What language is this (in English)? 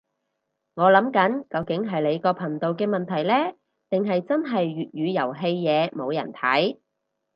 Cantonese